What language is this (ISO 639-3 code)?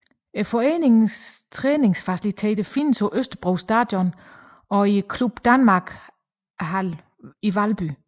dan